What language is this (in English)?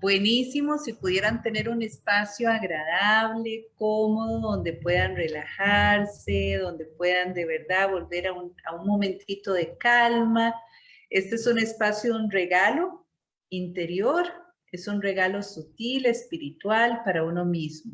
Spanish